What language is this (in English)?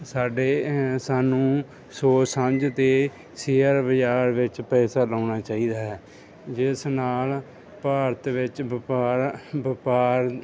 Punjabi